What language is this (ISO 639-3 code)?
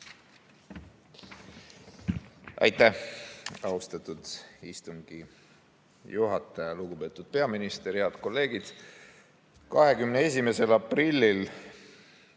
est